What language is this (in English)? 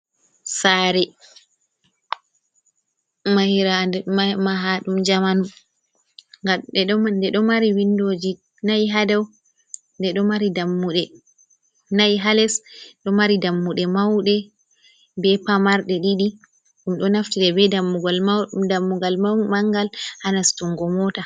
Fula